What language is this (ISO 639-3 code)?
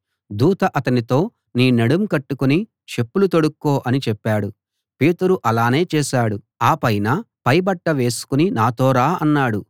tel